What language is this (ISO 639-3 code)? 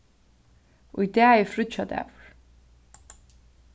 fao